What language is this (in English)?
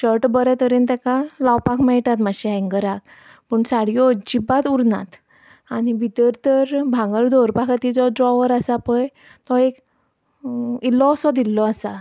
Konkani